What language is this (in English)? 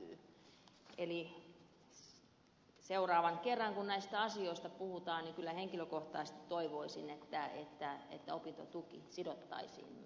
Finnish